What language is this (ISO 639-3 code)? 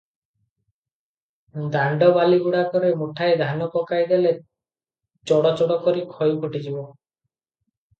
ori